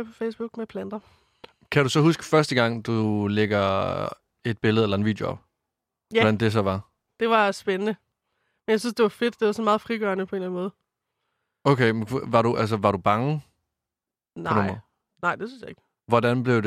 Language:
Danish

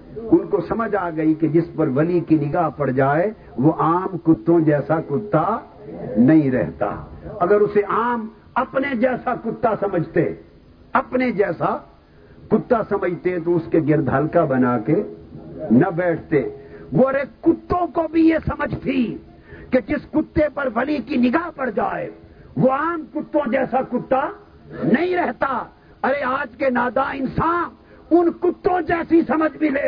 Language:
Urdu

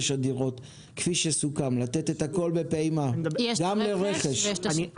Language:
Hebrew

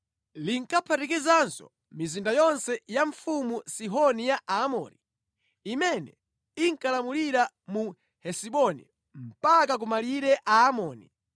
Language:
Nyanja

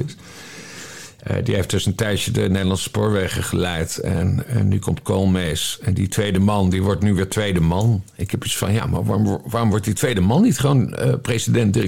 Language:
Dutch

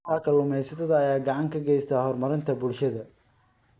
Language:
Somali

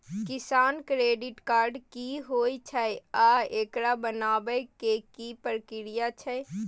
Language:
Maithili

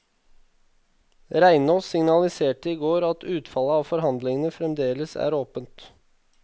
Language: Norwegian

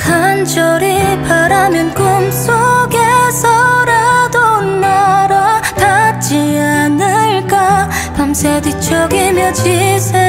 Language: Korean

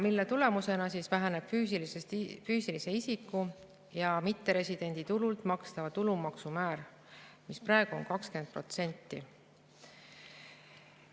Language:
Estonian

